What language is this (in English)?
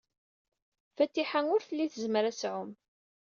Kabyle